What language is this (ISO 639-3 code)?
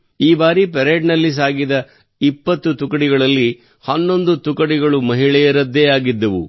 kan